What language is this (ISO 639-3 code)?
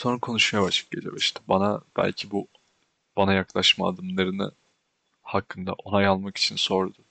tur